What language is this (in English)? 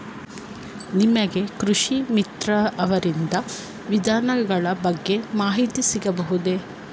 Kannada